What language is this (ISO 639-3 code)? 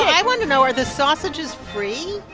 eng